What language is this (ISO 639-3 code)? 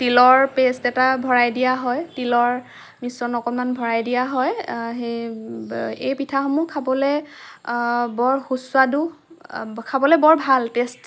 asm